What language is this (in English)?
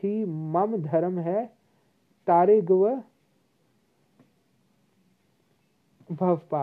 Hindi